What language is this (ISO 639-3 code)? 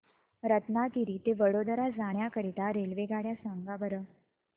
mar